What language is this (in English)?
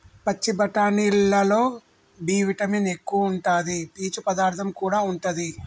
Telugu